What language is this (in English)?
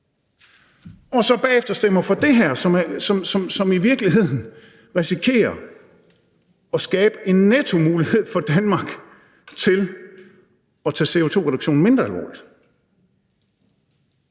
Danish